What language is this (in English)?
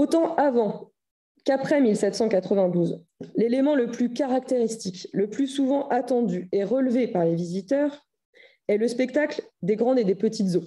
French